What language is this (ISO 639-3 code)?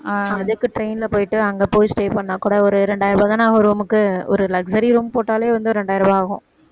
tam